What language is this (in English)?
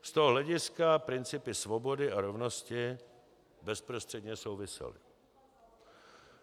Czech